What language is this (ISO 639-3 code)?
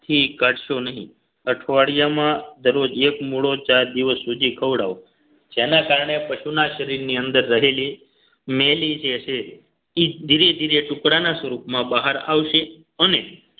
guj